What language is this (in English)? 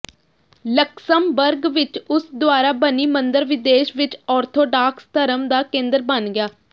Punjabi